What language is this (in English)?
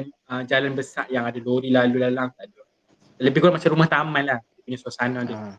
Malay